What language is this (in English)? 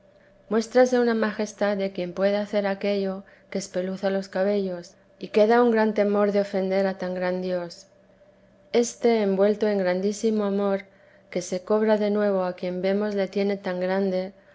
Spanish